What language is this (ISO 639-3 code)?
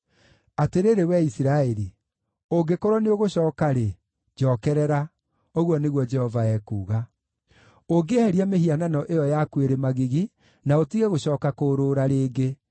kik